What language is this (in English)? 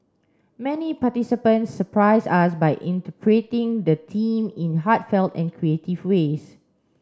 English